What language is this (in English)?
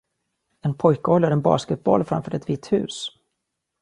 Swedish